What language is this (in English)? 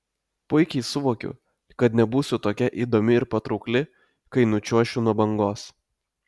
Lithuanian